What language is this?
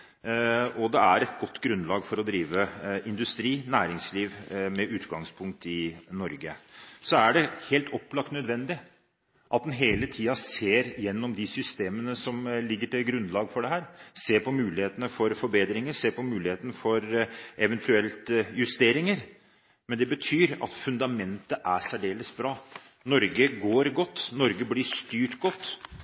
Norwegian Bokmål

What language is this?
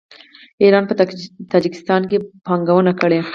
Pashto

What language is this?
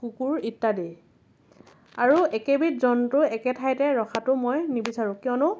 Assamese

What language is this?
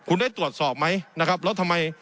Thai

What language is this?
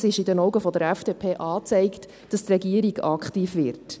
Swiss German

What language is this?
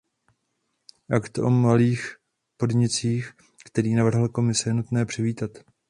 Czech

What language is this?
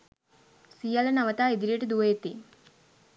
Sinhala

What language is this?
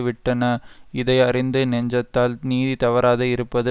Tamil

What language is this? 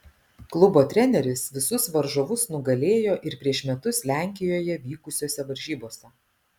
Lithuanian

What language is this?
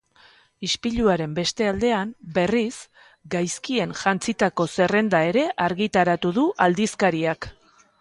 Basque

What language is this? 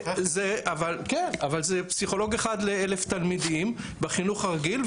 Hebrew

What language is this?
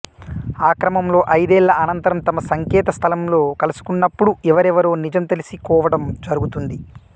Telugu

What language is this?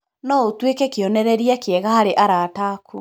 Kikuyu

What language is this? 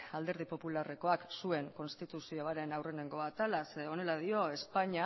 Basque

